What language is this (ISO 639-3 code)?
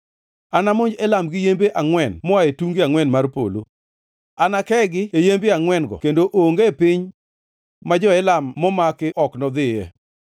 luo